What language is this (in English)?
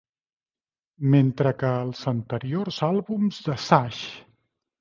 Catalan